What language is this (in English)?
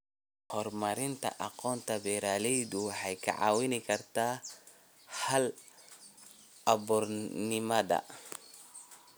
Somali